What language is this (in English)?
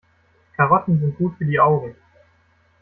German